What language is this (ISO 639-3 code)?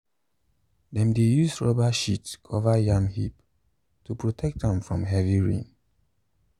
pcm